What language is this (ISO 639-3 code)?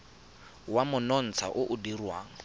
tsn